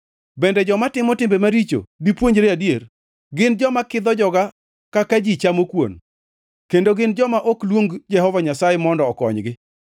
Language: Luo (Kenya and Tanzania)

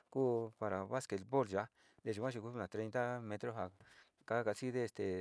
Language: Sinicahua Mixtec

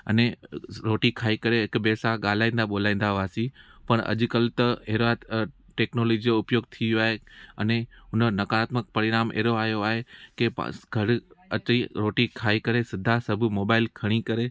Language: Sindhi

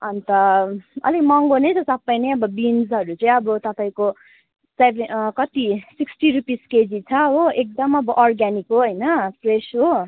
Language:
Nepali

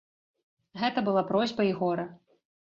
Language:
Belarusian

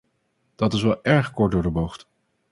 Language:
Dutch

